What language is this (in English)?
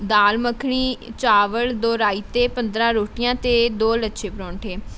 Punjabi